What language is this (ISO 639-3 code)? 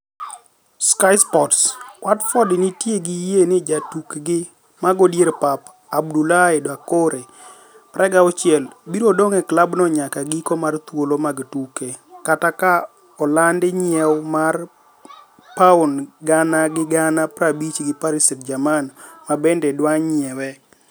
luo